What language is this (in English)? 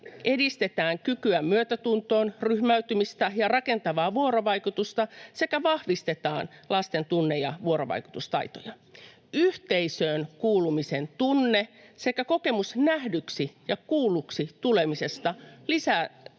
Finnish